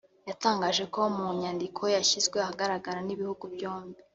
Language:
Kinyarwanda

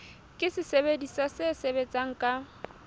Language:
Southern Sotho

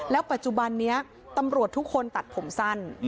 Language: Thai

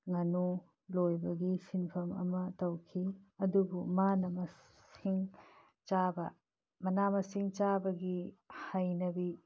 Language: Manipuri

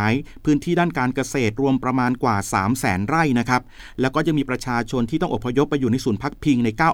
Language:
Thai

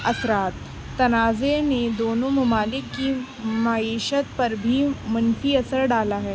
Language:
Urdu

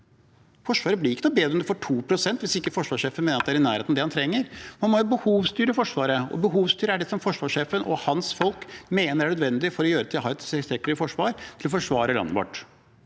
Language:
Norwegian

